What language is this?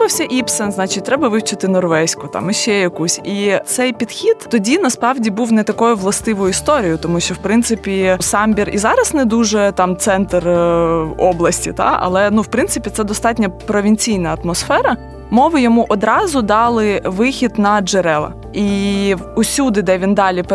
Ukrainian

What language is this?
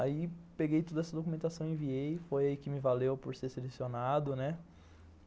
Portuguese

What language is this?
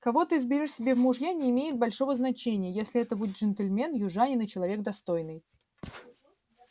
Russian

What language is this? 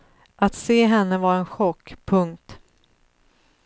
Swedish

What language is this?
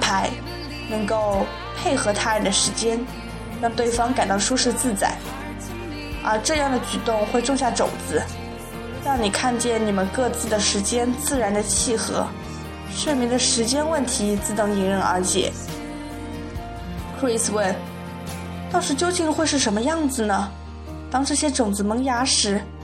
Chinese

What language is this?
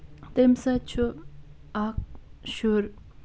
Kashmiri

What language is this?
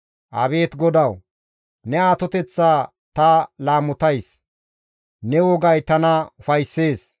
Gamo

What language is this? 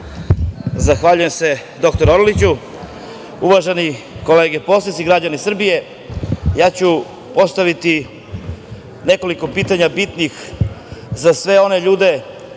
Serbian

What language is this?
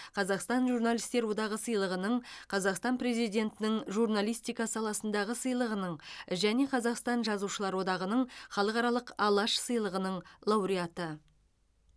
Kazakh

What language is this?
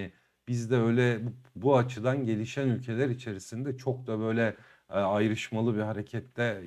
Turkish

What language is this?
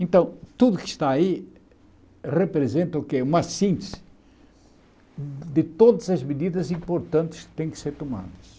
Portuguese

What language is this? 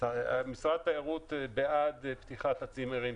Hebrew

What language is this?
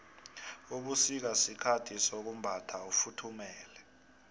South Ndebele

